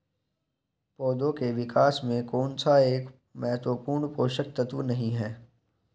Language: Hindi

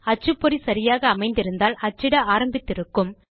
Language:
Tamil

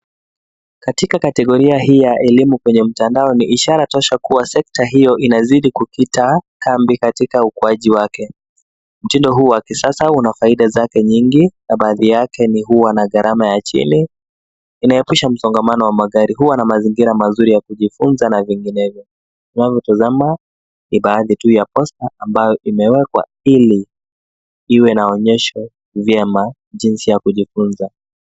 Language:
Swahili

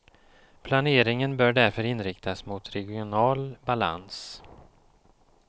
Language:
Swedish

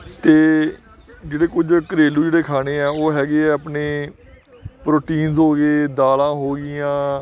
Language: Punjabi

